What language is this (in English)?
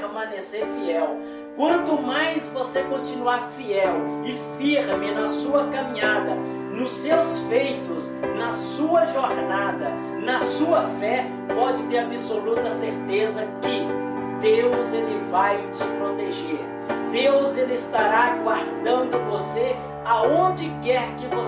Portuguese